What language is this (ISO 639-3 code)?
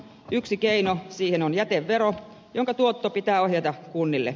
fin